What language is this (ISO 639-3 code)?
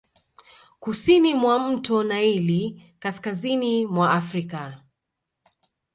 swa